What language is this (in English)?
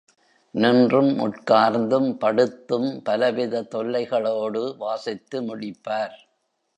Tamil